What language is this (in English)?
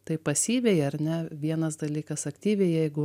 Lithuanian